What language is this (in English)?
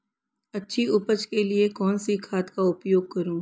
Hindi